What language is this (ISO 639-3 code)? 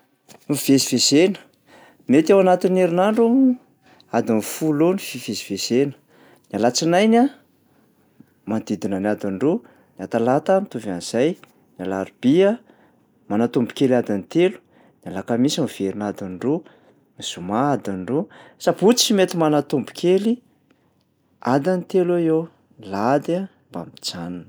mlg